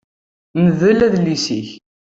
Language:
Kabyle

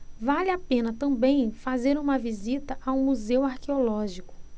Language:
Portuguese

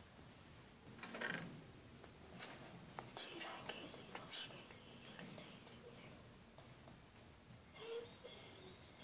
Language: Turkish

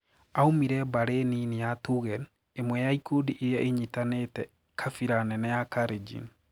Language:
Kikuyu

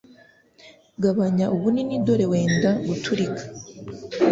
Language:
Kinyarwanda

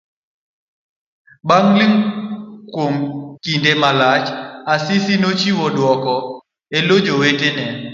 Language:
Luo (Kenya and Tanzania)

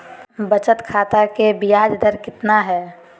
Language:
Magahi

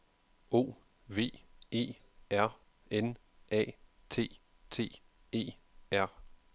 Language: Danish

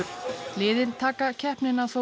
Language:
Icelandic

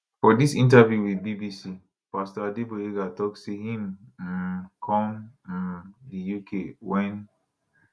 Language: Nigerian Pidgin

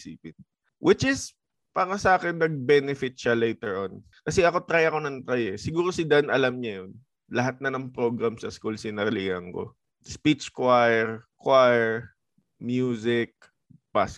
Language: Filipino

